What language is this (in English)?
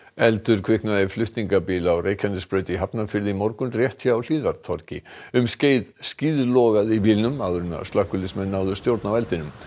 Icelandic